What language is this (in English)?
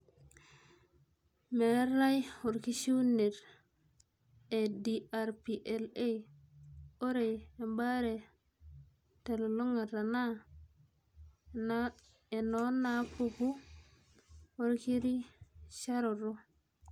Masai